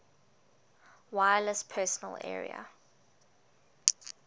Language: English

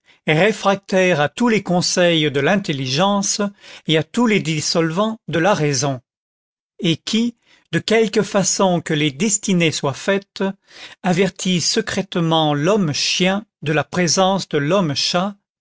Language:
French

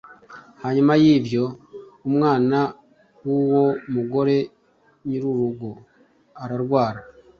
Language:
Kinyarwanda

